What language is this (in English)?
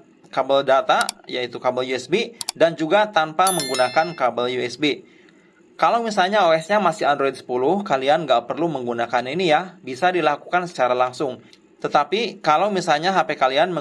Indonesian